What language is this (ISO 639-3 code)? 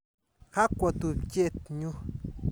kln